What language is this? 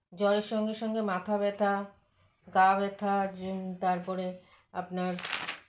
Bangla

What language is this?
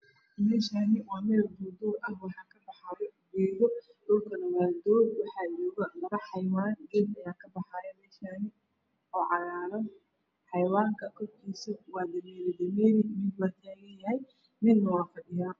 Somali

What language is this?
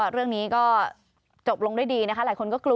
Thai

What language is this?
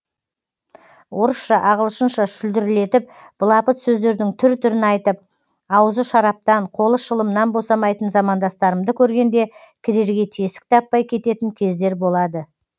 Kazakh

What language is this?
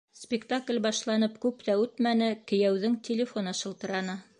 Bashkir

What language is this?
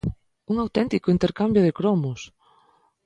Galician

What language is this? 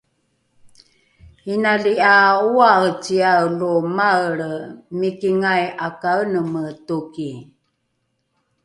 Rukai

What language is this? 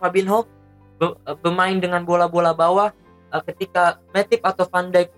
Indonesian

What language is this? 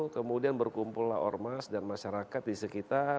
Indonesian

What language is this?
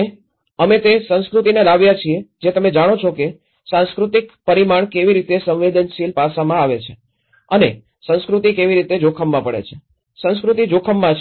Gujarati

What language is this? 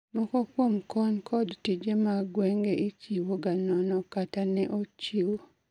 Luo (Kenya and Tanzania)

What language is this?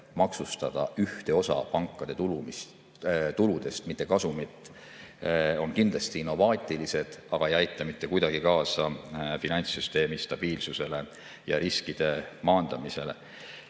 Estonian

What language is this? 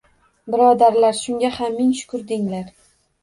Uzbek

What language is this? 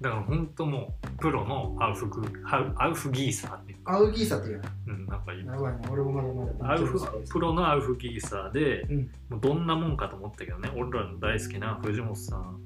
Japanese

